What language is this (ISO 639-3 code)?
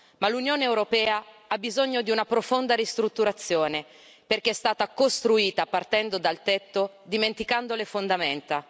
ita